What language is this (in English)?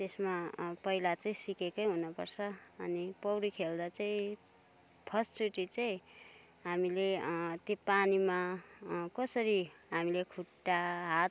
Nepali